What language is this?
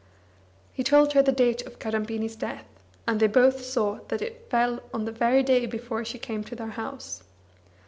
English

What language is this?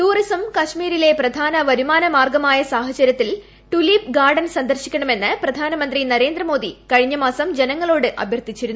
Malayalam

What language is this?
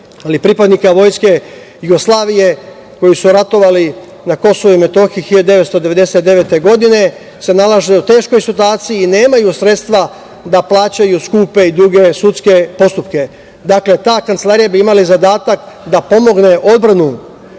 Serbian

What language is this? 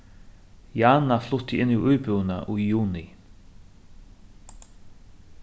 Faroese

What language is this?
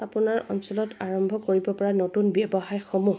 Assamese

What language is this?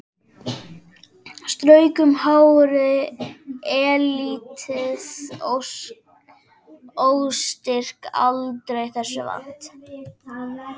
Icelandic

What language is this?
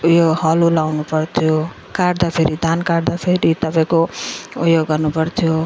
Nepali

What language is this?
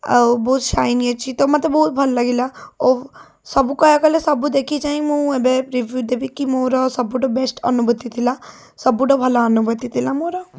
Odia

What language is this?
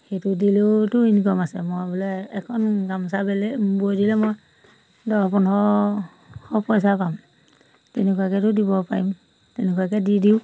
Assamese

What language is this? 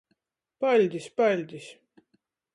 Latgalian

